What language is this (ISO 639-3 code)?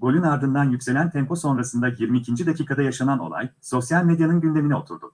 tur